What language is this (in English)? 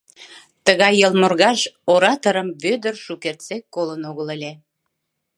Mari